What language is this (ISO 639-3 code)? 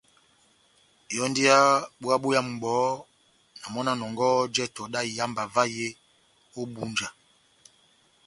bnm